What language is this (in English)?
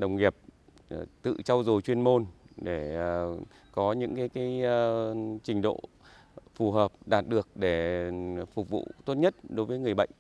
Vietnamese